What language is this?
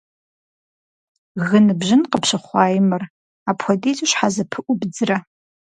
Kabardian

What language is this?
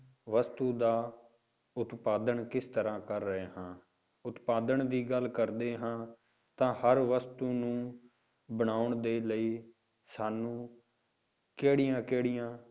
Punjabi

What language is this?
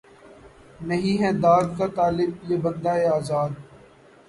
Urdu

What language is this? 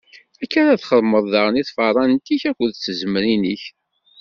Kabyle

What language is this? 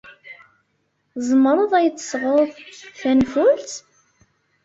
Kabyle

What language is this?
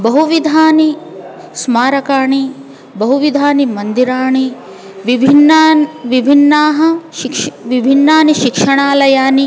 Sanskrit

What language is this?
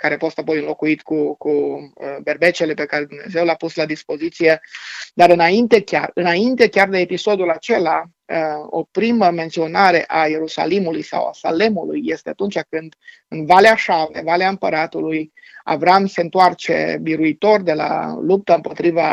Romanian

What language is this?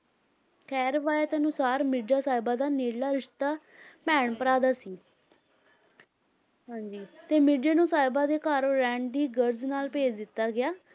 Punjabi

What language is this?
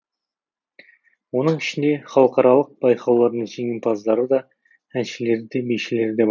Kazakh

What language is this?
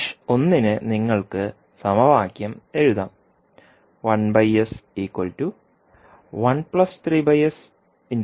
Malayalam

